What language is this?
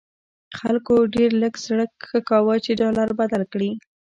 Pashto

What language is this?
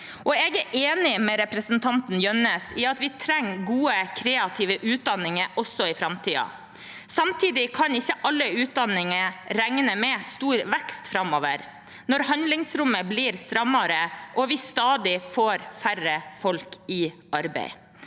Norwegian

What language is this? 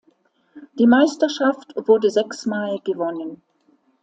German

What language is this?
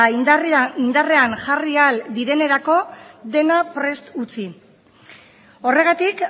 Basque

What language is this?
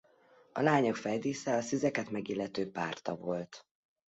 Hungarian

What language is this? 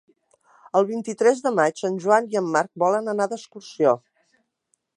Catalan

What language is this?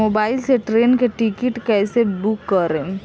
Bhojpuri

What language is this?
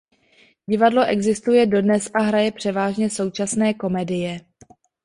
Czech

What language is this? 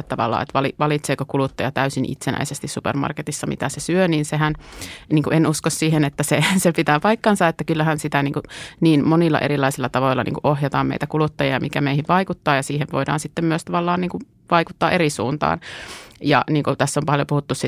Finnish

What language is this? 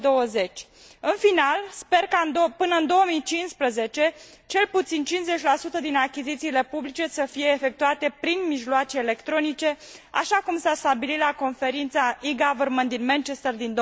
Romanian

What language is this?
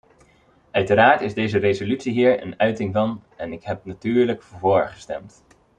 Dutch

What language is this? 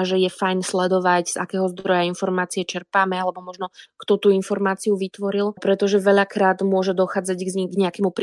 Slovak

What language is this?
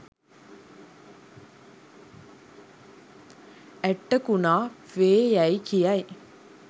Sinhala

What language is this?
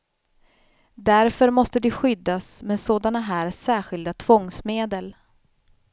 Swedish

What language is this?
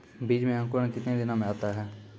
Maithili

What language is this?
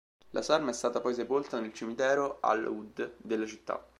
Italian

